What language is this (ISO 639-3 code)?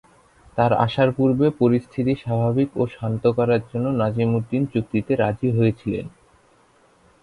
ben